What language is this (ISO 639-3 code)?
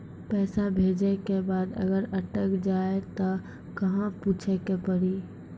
mai